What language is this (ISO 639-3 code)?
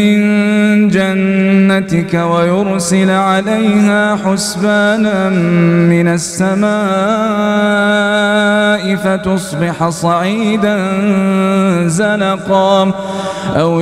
ara